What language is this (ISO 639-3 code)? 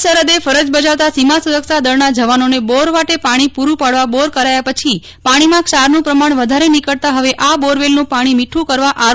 guj